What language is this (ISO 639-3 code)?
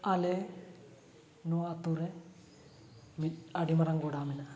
sat